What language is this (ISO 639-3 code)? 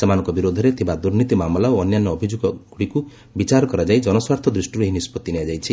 ori